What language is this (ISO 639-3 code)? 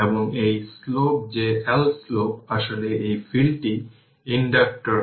ben